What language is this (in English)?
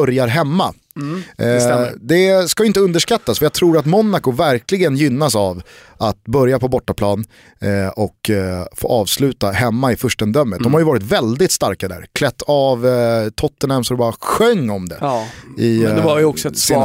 Swedish